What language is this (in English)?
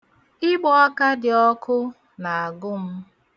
Igbo